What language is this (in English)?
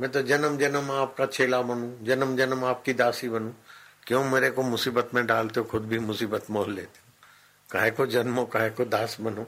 Hindi